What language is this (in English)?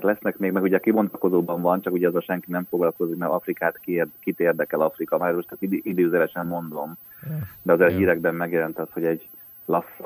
Hungarian